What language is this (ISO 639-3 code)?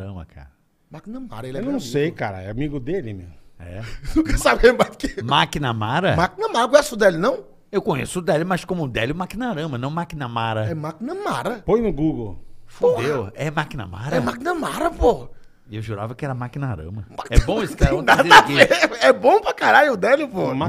por